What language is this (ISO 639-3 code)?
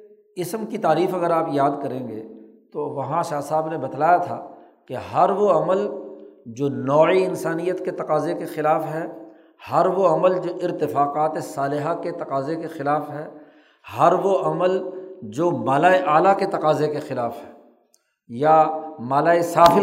urd